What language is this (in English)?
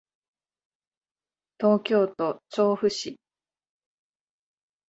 Japanese